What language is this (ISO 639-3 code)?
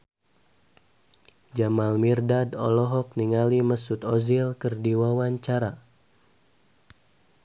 sun